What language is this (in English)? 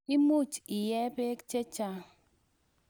Kalenjin